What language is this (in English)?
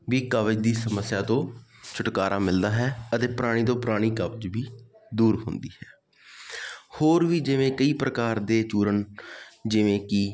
Punjabi